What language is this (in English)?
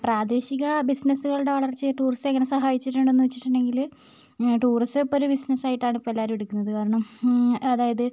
Malayalam